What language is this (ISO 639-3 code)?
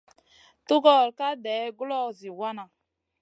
mcn